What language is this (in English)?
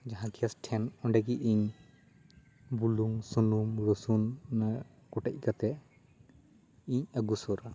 Santali